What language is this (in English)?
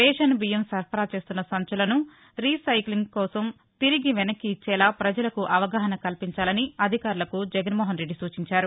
Telugu